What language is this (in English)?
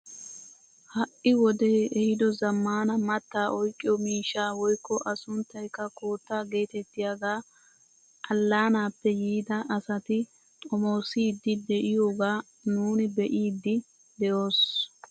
Wolaytta